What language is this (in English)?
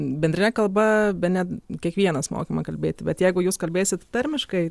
Lithuanian